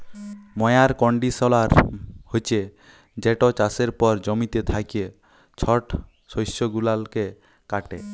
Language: Bangla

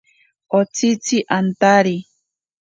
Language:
Ashéninka Perené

